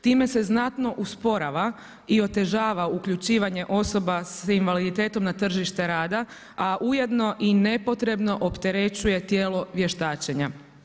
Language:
Croatian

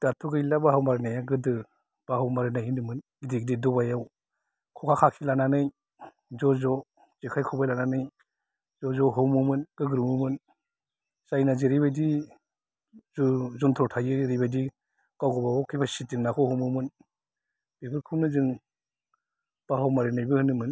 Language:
Bodo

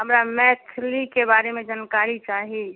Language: Maithili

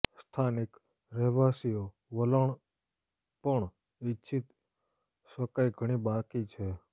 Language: Gujarati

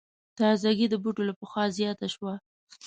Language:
Pashto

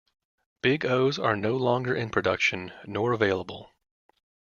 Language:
English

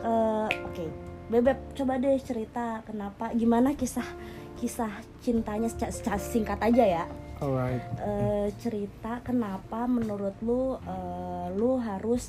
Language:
Indonesian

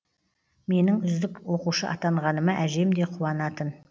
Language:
Kazakh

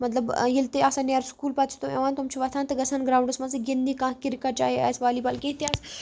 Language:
Kashmiri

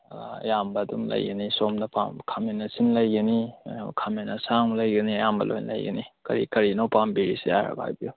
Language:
Manipuri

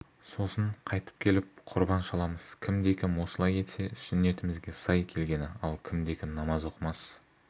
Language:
Kazakh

